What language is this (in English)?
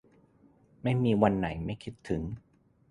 Thai